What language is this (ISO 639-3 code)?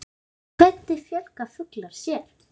isl